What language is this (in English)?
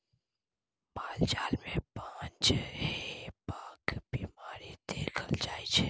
Maithili